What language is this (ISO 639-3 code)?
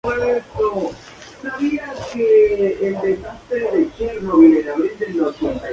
spa